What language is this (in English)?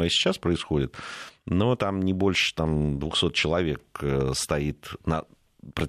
Russian